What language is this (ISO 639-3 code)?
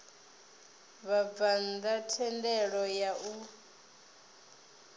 ven